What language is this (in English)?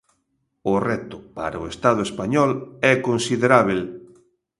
Galician